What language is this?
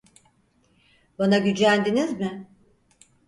Turkish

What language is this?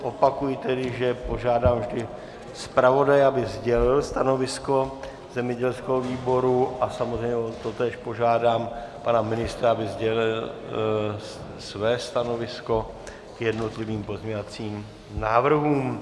Czech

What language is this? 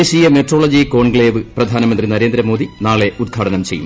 Malayalam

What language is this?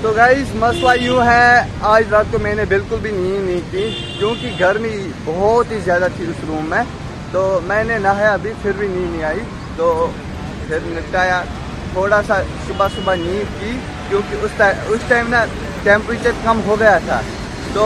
Hindi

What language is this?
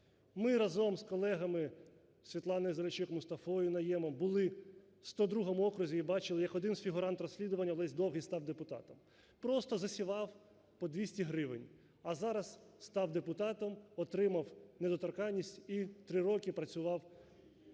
Ukrainian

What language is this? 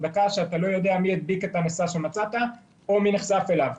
Hebrew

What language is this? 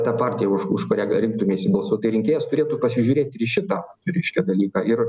Lithuanian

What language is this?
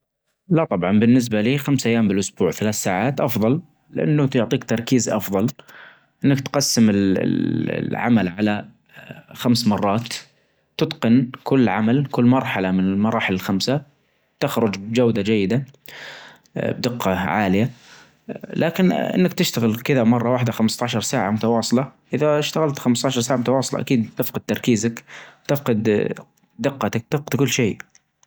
Najdi Arabic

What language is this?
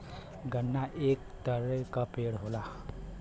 Bhojpuri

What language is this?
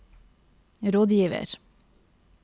Norwegian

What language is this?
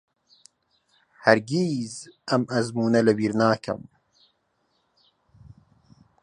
Central Kurdish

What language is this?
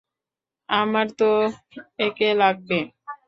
Bangla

